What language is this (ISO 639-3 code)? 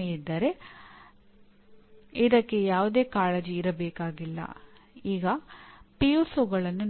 kan